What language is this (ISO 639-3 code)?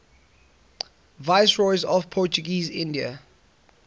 eng